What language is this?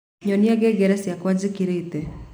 Kikuyu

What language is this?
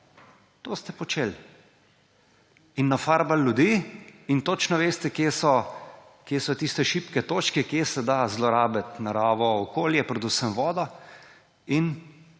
Slovenian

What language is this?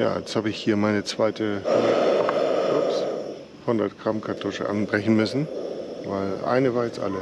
German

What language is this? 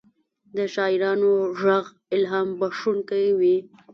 Pashto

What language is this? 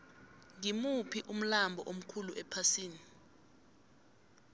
South Ndebele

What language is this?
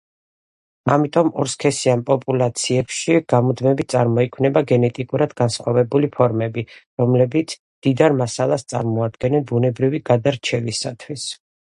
Georgian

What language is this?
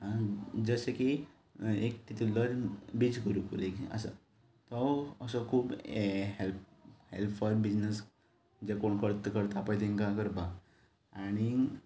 Konkani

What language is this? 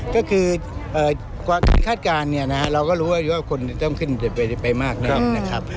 Thai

